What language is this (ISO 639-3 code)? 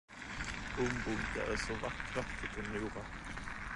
swe